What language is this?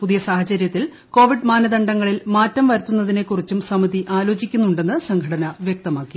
Malayalam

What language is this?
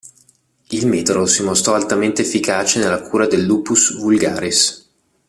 Italian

